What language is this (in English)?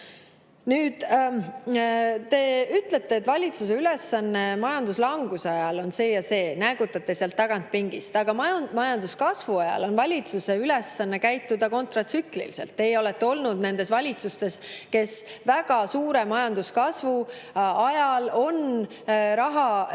Estonian